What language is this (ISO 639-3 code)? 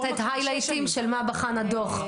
heb